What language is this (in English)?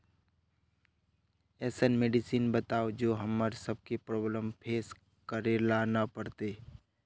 Magahi